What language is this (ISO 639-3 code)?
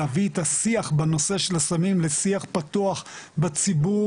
heb